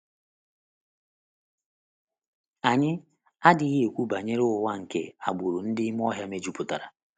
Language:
Igbo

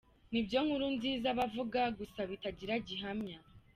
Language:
Kinyarwanda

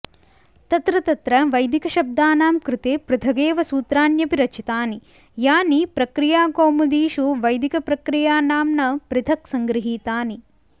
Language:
Sanskrit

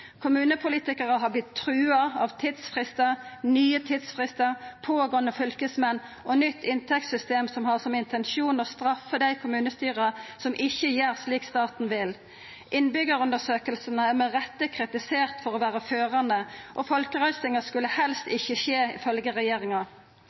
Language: Norwegian Nynorsk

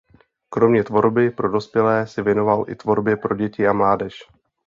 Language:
Czech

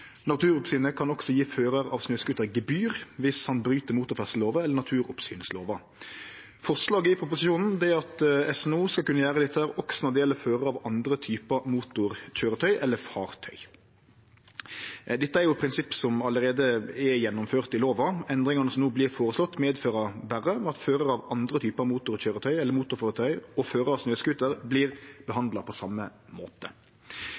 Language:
Norwegian Nynorsk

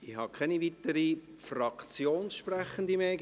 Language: Swiss German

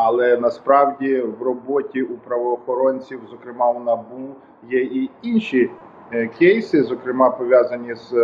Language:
Ukrainian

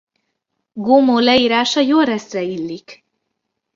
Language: Hungarian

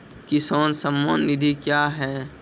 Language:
Maithili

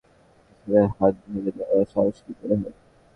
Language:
Bangla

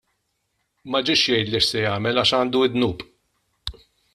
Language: Maltese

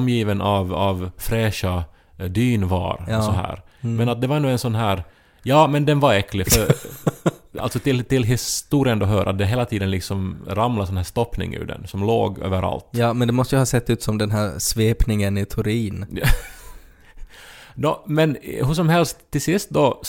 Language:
Swedish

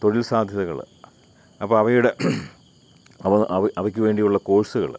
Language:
Malayalam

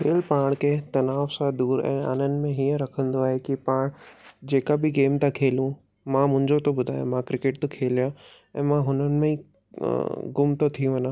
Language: Sindhi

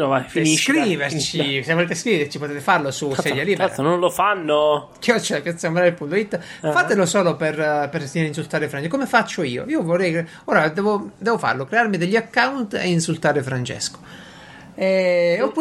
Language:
Italian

